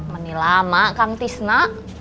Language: Indonesian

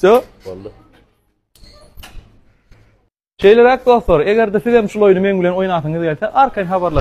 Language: Turkish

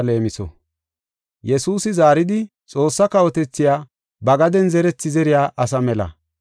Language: Gofa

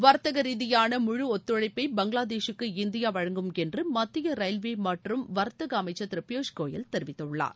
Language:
Tamil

